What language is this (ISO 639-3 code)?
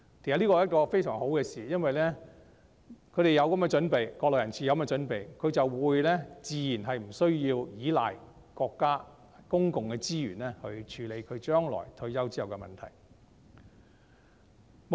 yue